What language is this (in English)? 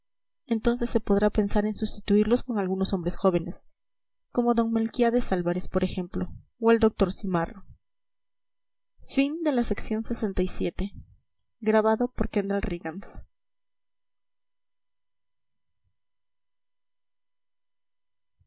Spanish